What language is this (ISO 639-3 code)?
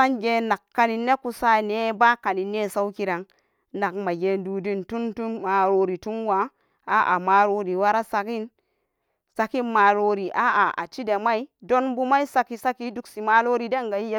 ccg